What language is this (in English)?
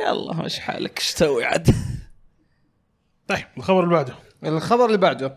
Arabic